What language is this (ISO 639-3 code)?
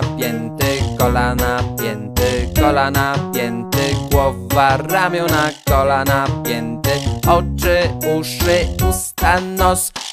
pol